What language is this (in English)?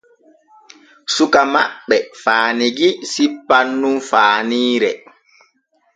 Borgu Fulfulde